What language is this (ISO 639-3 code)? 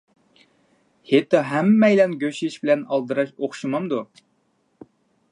uig